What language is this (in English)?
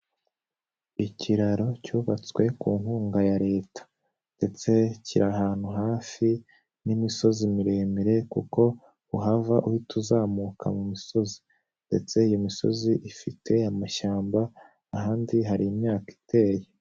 Kinyarwanda